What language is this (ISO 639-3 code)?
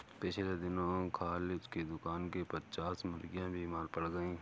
hin